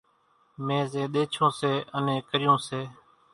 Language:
Kachi Koli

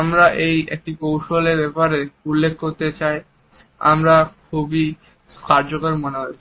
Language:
Bangla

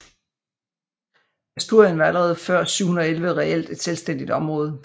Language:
Danish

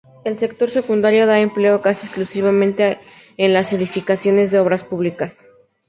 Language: Spanish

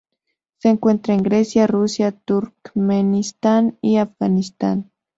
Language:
Spanish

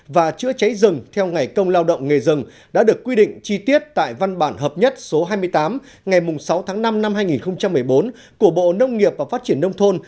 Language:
Vietnamese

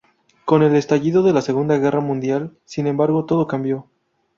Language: Spanish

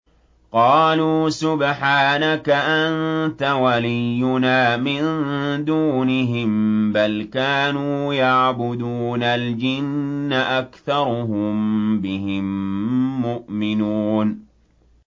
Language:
Arabic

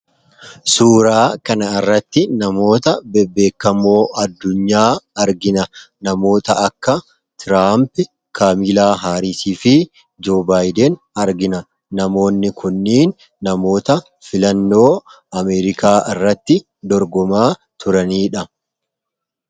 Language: Oromo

